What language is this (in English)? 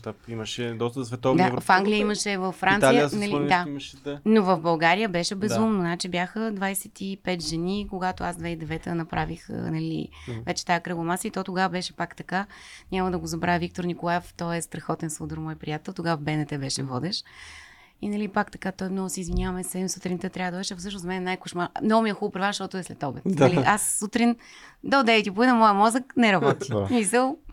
Bulgarian